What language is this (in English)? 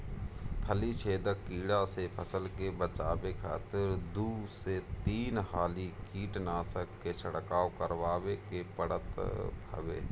Bhojpuri